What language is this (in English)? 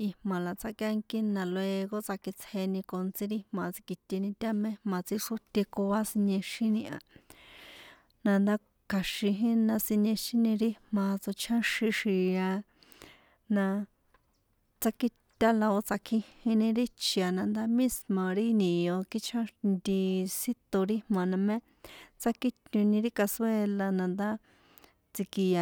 San Juan Atzingo Popoloca